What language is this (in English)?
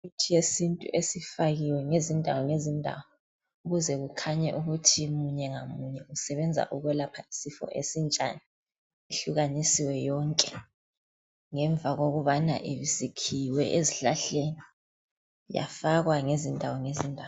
North Ndebele